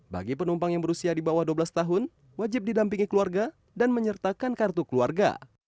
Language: Indonesian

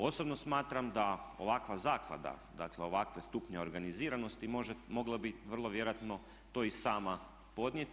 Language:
Croatian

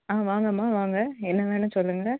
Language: Tamil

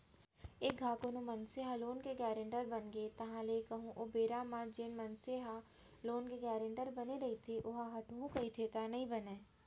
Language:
Chhattisgarhi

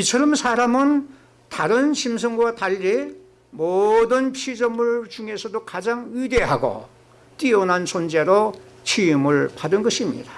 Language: Korean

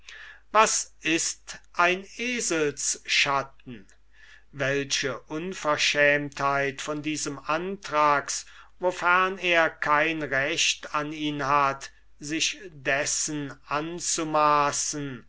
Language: German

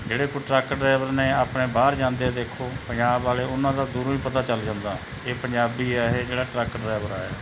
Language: Punjabi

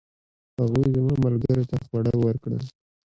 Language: Pashto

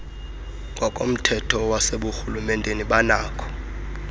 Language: Xhosa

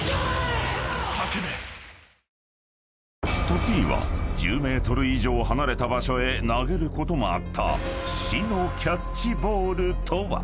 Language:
Japanese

